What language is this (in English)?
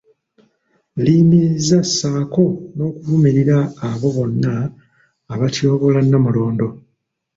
Ganda